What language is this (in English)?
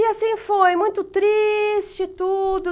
Portuguese